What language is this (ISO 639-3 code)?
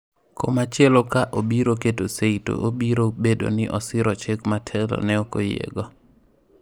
luo